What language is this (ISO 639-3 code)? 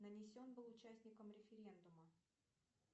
rus